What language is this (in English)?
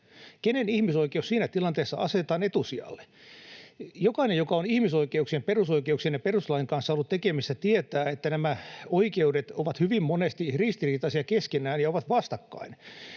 Finnish